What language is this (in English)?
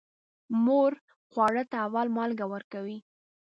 Pashto